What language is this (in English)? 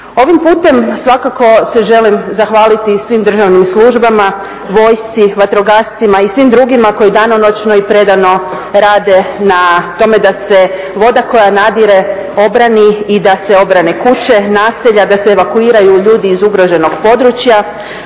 Croatian